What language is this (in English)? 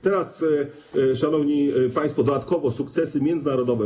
Polish